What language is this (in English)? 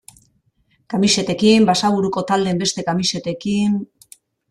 Basque